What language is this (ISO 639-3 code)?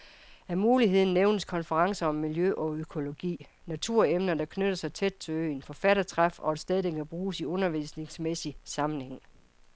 dan